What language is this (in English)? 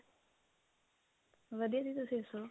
Punjabi